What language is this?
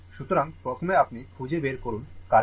Bangla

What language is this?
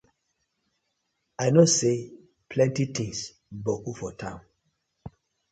Nigerian Pidgin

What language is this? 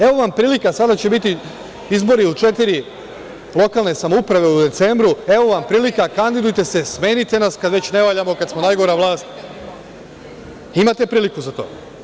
Serbian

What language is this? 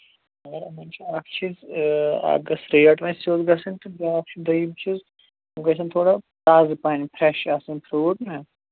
Kashmiri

